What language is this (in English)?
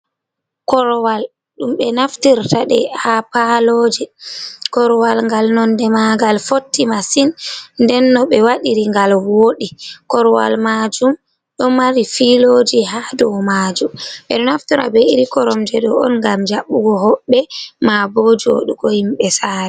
Fula